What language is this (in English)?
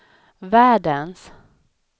Swedish